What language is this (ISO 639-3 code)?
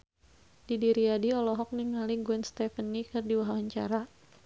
sun